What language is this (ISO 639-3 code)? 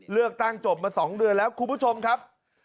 tha